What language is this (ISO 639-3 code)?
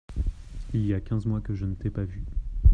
fra